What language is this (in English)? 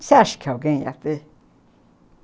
Portuguese